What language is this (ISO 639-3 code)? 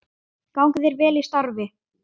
isl